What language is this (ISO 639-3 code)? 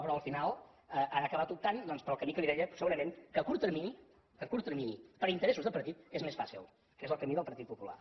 cat